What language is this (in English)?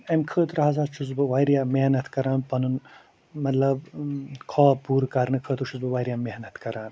Kashmiri